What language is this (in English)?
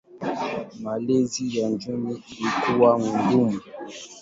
Swahili